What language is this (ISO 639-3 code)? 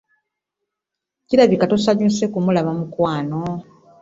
lug